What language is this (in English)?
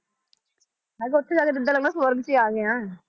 Punjabi